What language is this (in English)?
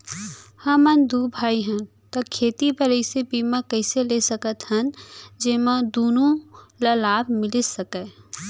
Chhattisgarhi